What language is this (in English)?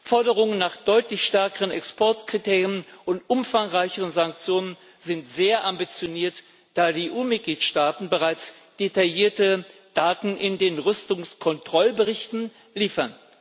German